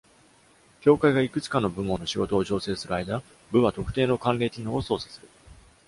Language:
Japanese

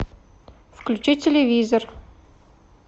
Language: Russian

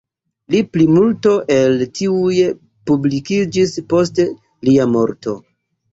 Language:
Esperanto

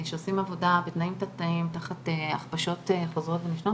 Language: Hebrew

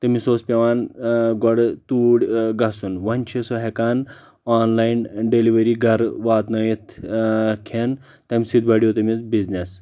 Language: Kashmiri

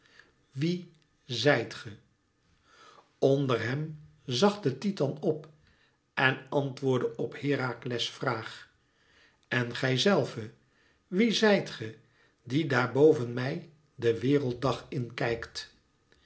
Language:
Dutch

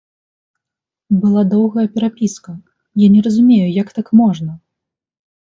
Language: Belarusian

